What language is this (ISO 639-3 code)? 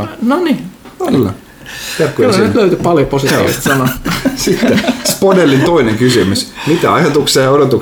fin